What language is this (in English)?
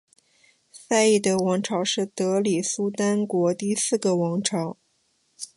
Chinese